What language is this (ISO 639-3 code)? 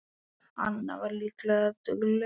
isl